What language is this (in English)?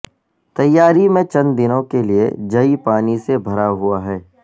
Urdu